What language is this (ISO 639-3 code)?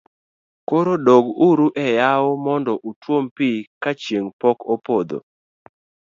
luo